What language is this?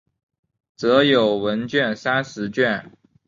Chinese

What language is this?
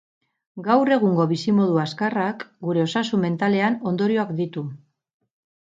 Basque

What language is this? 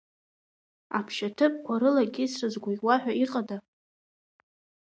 Abkhazian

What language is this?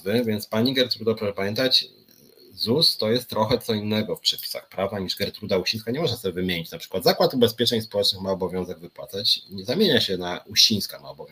Polish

